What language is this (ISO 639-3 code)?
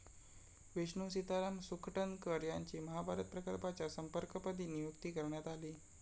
mar